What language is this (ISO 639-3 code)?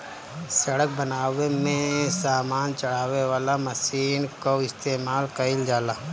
bho